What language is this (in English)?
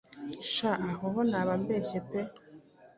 Kinyarwanda